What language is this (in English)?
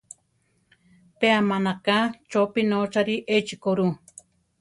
Central Tarahumara